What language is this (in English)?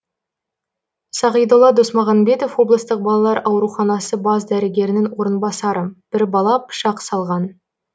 Kazakh